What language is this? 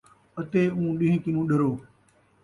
Saraiki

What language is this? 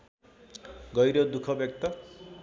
Nepali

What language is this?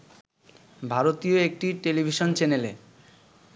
Bangla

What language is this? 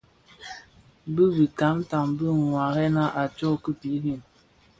Bafia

